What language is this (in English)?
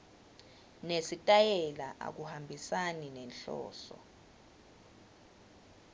Swati